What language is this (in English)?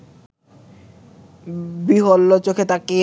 Bangla